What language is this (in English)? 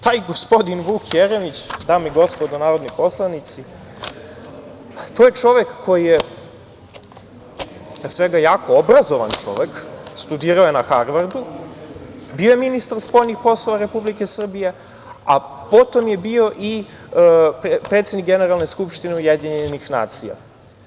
Serbian